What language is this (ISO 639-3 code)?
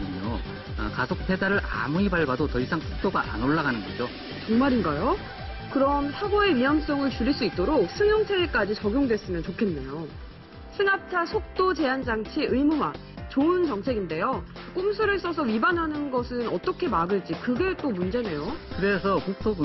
kor